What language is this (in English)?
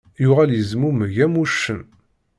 Kabyle